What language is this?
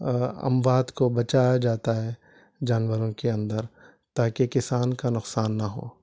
Urdu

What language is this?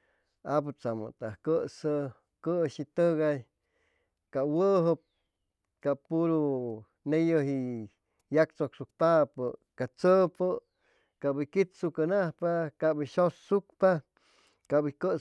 Chimalapa Zoque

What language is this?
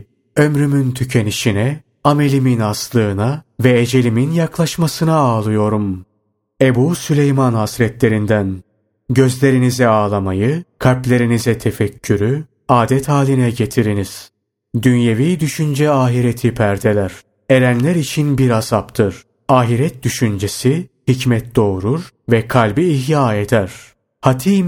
Turkish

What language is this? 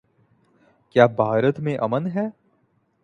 Urdu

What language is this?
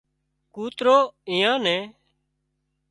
Wadiyara Koli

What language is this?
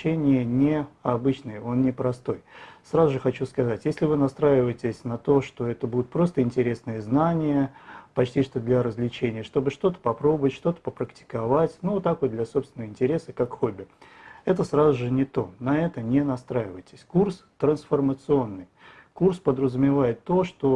Russian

